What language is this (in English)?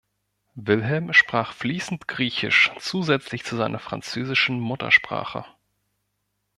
German